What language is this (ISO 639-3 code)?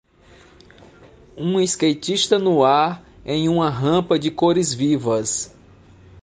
por